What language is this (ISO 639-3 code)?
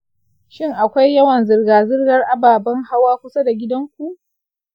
hau